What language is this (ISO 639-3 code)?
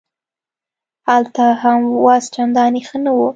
pus